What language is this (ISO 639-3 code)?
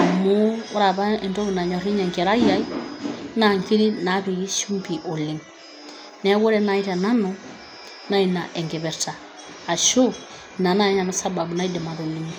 mas